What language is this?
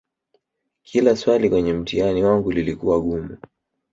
Swahili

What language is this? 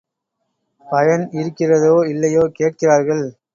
Tamil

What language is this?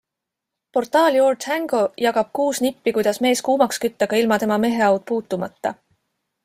Estonian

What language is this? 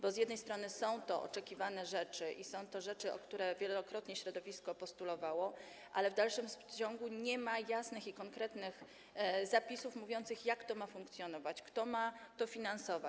Polish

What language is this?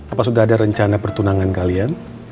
Indonesian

